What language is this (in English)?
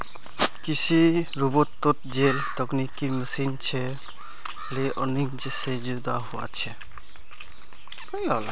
Magahi